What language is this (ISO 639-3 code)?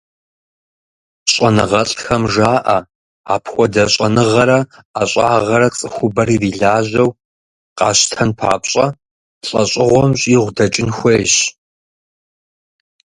kbd